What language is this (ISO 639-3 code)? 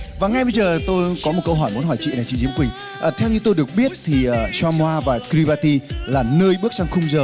vie